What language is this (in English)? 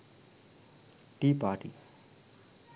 Sinhala